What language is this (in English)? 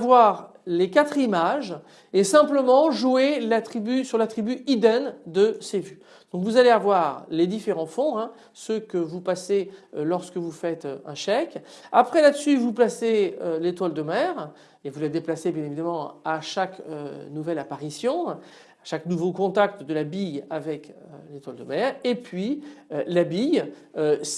French